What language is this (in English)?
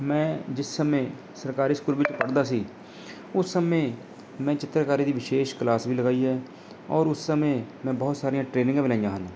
Punjabi